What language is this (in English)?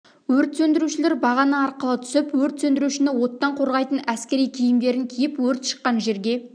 Kazakh